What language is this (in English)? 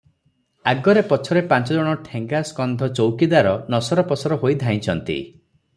Odia